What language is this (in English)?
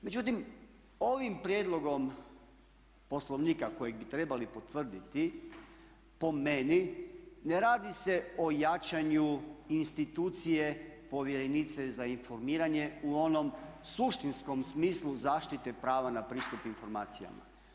Croatian